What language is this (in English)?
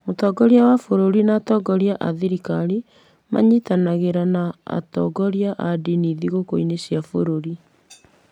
Kikuyu